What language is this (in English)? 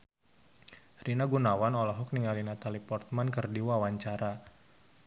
Sundanese